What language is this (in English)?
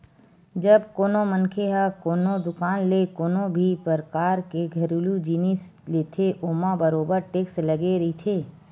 Chhattisgarhi